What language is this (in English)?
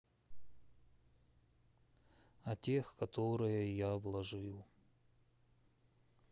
Russian